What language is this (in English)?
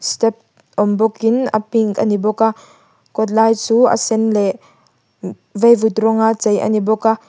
Mizo